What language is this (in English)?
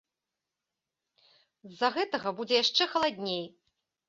Belarusian